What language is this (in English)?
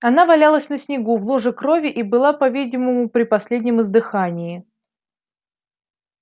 Russian